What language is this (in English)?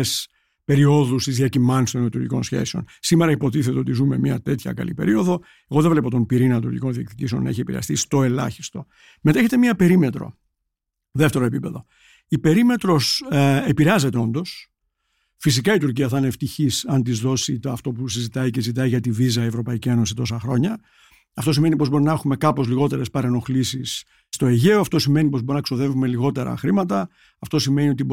Greek